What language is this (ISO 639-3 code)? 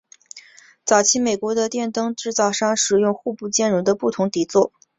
zho